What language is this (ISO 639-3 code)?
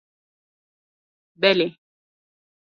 kur